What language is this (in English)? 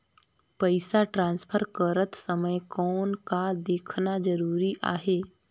Chhattisgarhi